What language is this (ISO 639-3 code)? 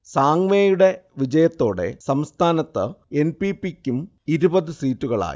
mal